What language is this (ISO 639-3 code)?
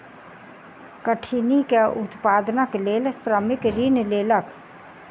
mai